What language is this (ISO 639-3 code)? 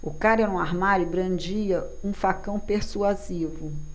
por